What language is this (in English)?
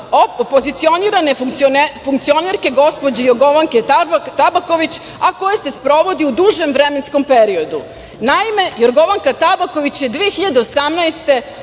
Serbian